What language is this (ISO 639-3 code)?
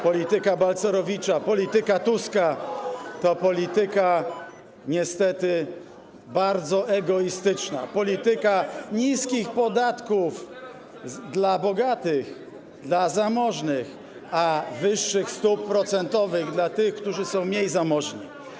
pol